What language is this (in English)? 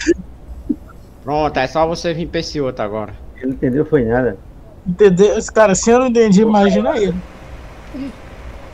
Portuguese